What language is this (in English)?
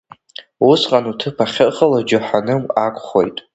Abkhazian